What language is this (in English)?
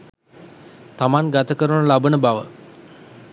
Sinhala